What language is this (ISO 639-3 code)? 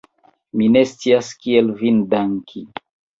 epo